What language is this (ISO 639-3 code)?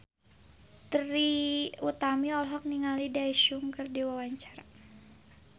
sun